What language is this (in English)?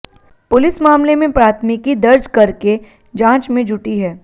Hindi